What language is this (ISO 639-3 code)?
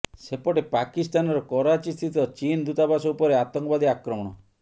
ori